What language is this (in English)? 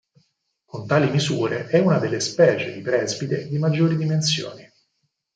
Italian